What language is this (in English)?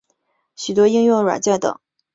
Chinese